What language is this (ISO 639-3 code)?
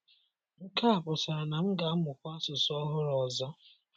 ibo